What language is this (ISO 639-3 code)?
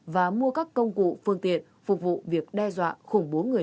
vie